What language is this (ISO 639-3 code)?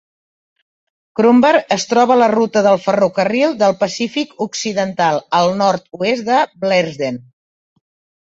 cat